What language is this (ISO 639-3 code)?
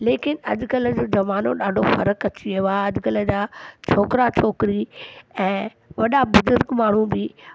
snd